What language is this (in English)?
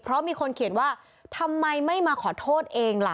Thai